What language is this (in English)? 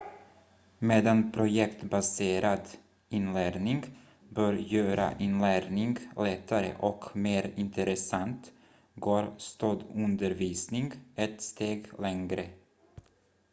Swedish